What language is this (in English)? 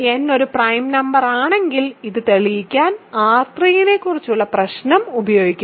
Malayalam